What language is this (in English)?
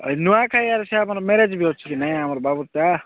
Odia